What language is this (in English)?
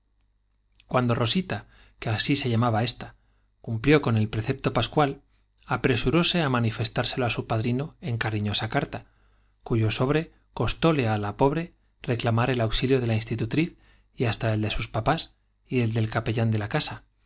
Spanish